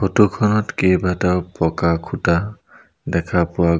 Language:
Assamese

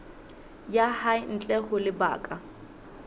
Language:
Southern Sotho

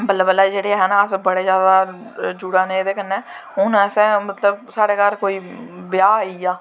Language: Dogri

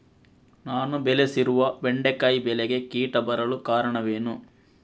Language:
Kannada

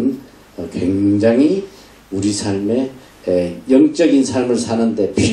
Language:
Korean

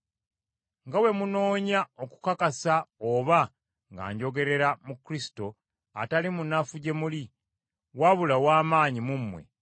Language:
Ganda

